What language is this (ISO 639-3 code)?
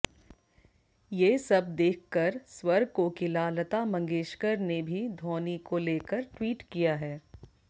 hin